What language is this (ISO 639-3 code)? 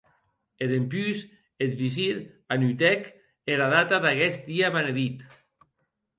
oci